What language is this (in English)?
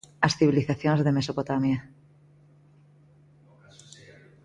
Galician